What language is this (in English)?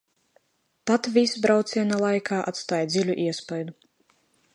Latvian